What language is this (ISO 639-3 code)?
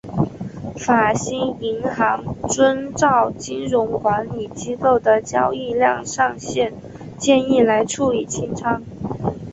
zho